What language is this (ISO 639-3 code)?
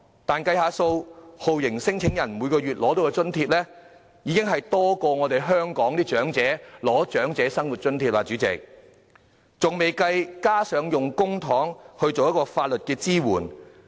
yue